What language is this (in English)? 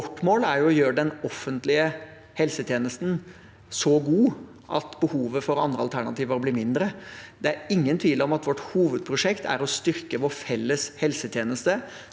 Norwegian